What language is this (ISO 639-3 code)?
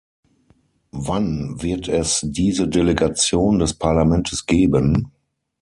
deu